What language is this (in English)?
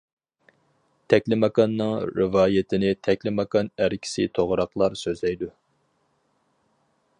Uyghur